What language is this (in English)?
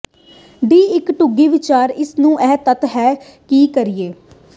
Punjabi